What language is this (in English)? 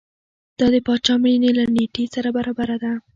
Pashto